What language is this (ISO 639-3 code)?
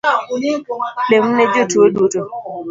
luo